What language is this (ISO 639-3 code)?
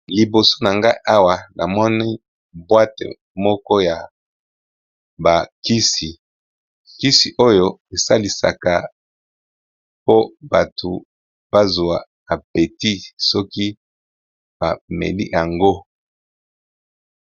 lin